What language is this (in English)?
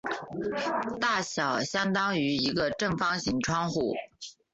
Chinese